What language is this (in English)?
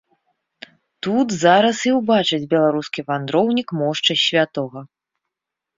Belarusian